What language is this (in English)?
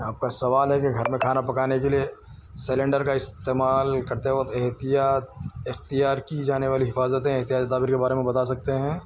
Urdu